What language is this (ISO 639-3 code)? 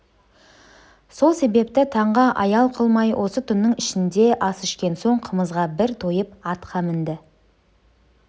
kaz